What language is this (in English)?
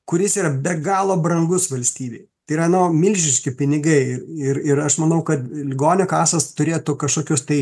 Lithuanian